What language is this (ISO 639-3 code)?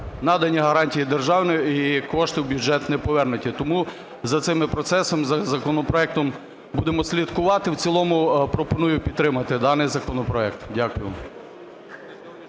ukr